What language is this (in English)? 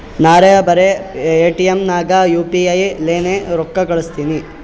Kannada